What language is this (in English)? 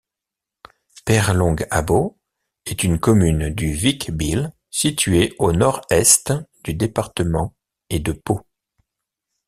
French